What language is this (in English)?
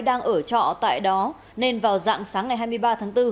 Vietnamese